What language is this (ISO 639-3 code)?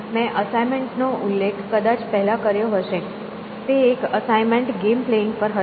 guj